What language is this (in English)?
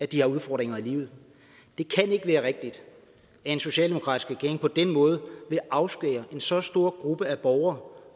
Danish